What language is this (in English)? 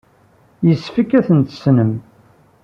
Kabyle